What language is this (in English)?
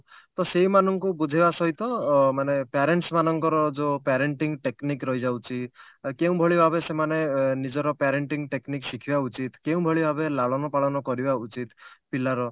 Odia